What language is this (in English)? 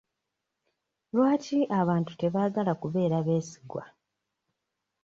Ganda